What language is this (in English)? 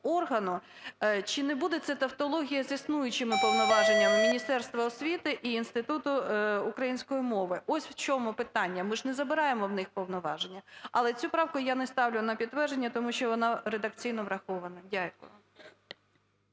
Ukrainian